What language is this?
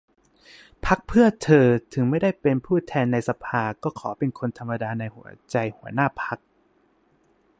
Thai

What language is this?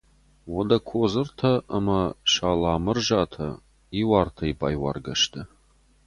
Ossetic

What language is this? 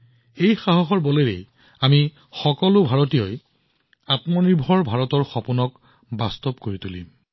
Assamese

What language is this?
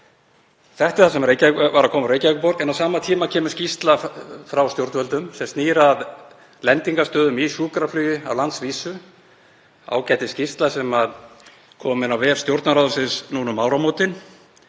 Icelandic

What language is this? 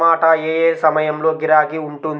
Telugu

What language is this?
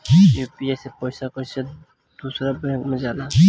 Bhojpuri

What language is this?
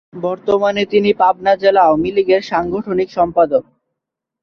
Bangla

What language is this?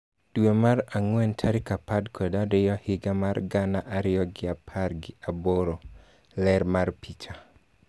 Luo (Kenya and Tanzania)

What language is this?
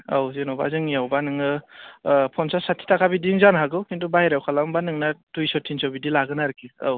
Bodo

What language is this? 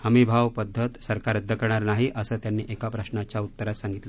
Marathi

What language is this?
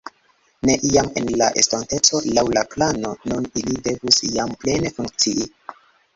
Esperanto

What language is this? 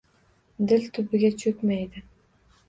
Uzbek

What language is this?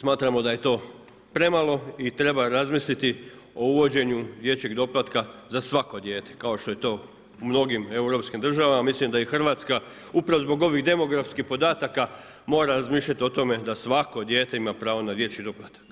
Croatian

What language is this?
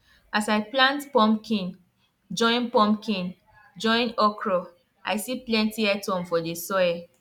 Nigerian Pidgin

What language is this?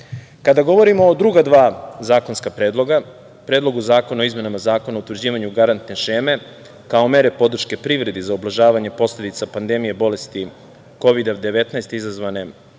Serbian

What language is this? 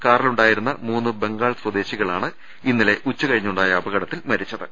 Malayalam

